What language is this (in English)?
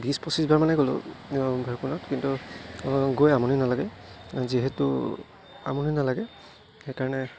Assamese